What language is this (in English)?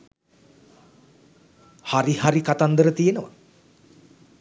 Sinhala